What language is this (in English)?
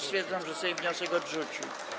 Polish